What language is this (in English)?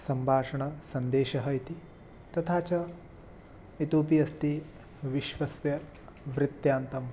Sanskrit